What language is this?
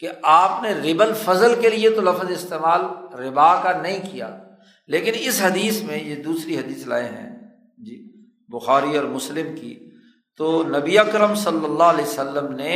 Urdu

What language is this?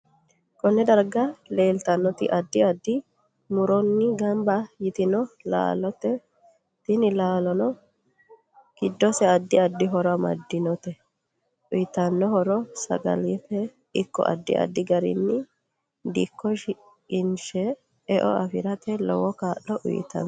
Sidamo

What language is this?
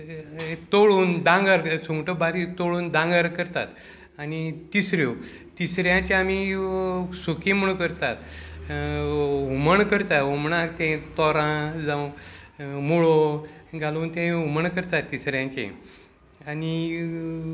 Konkani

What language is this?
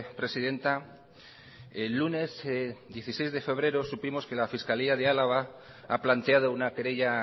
Spanish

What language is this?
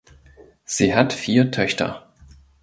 German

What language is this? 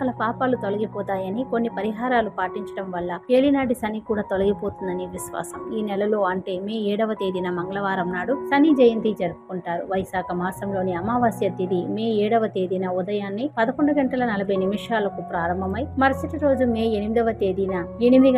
Telugu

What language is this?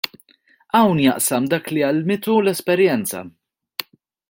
Maltese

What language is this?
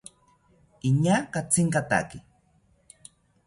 South Ucayali Ashéninka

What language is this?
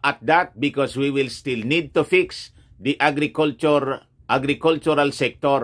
Filipino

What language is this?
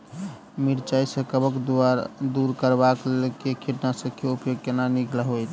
Maithili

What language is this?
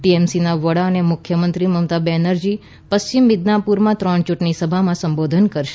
Gujarati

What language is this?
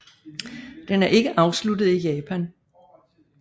Danish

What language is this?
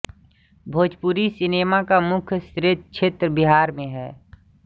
Hindi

